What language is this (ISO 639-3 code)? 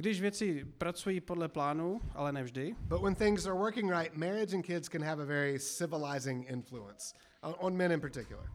ces